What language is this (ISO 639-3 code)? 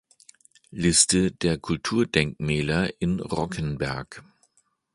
deu